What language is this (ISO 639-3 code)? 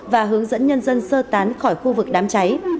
vie